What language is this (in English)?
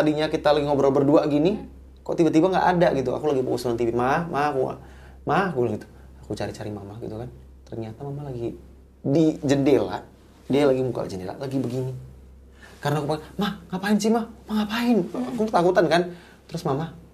Indonesian